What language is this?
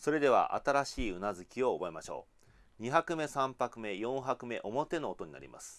Japanese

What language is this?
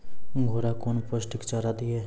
Maithili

